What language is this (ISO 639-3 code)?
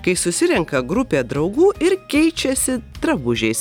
lit